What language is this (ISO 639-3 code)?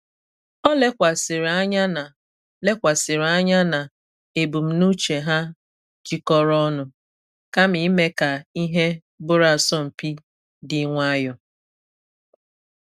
ibo